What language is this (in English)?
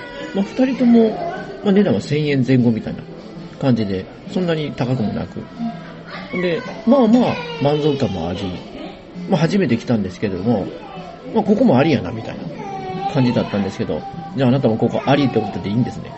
Japanese